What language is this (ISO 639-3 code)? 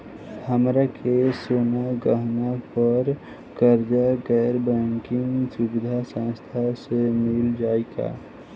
bho